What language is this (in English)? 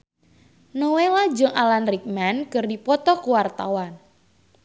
Sundanese